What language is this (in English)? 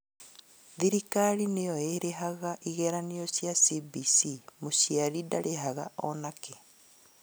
Kikuyu